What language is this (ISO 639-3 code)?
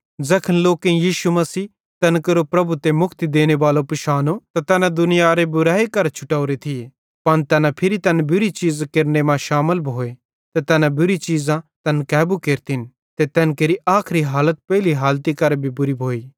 bhd